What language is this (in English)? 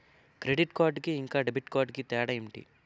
Telugu